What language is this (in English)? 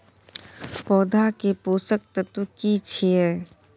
Maithili